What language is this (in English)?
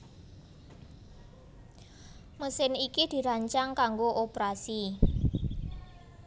Javanese